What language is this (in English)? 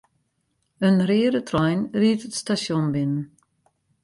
Western Frisian